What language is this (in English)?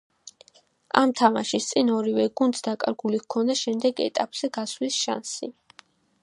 Georgian